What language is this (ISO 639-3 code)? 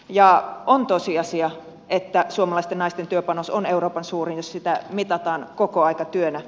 fin